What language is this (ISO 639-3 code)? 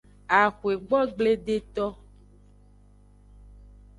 ajg